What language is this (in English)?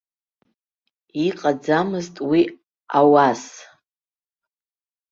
Abkhazian